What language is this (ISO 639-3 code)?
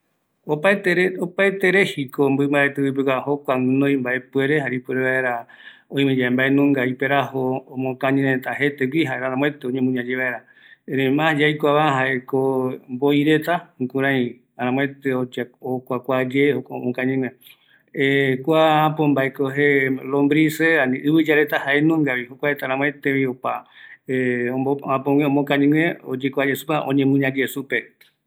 gui